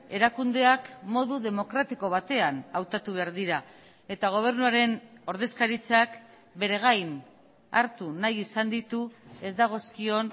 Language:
Basque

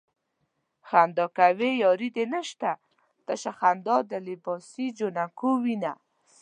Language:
Pashto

